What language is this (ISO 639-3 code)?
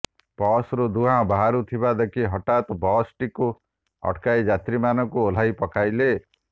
ori